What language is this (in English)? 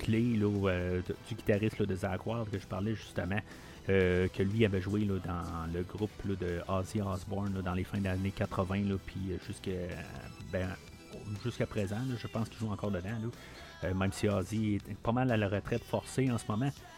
French